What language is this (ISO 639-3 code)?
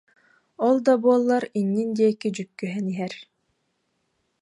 sah